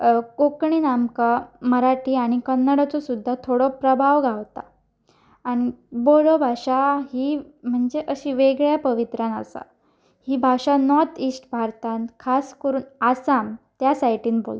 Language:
Konkani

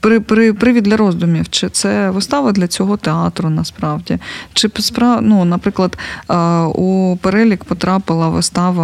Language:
Ukrainian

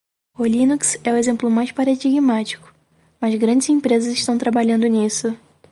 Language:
Portuguese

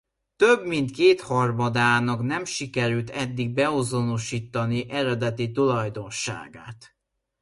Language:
Hungarian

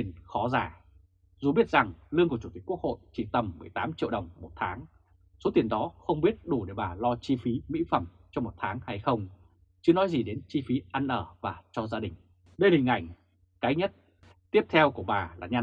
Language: Vietnamese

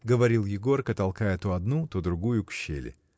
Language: Russian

